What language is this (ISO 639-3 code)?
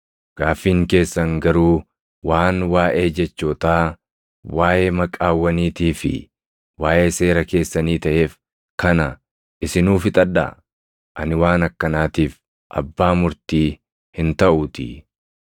orm